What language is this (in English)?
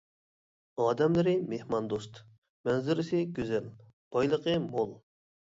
Uyghur